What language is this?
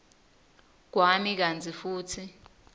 Swati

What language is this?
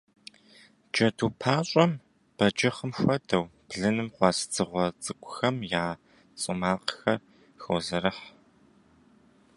Kabardian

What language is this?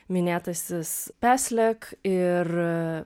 Lithuanian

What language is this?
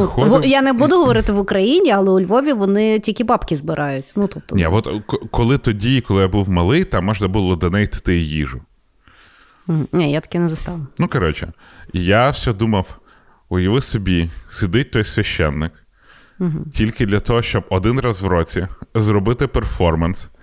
Ukrainian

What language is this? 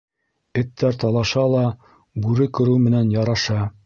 Bashkir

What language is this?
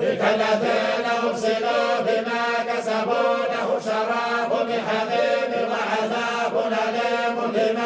Arabic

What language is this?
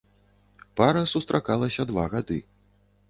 Belarusian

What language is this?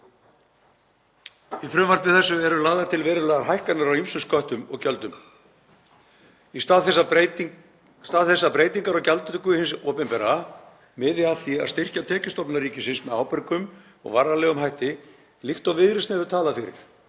Icelandic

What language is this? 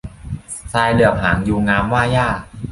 Thai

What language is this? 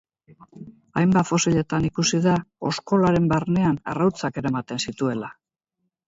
Basque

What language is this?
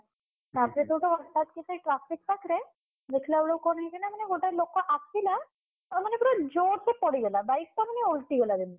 Odia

